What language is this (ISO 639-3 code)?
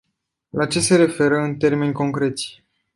ron